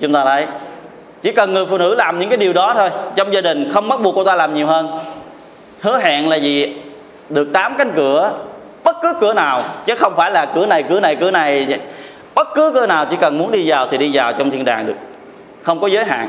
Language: Vietnamese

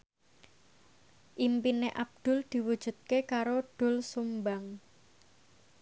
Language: Javanese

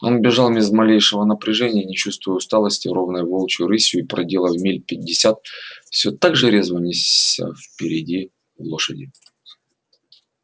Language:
Russian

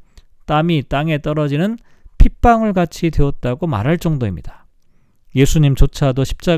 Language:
Korean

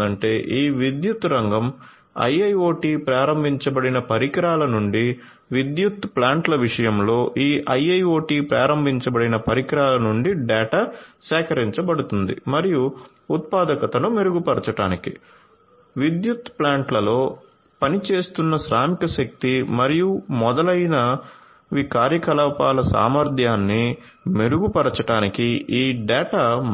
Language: Telugu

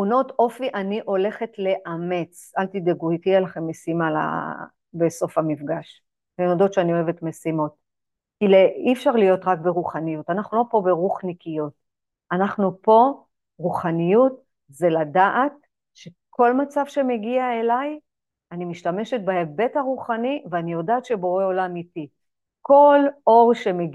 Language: Hebrew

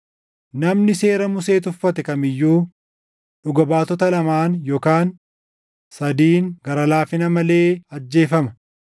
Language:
Oromo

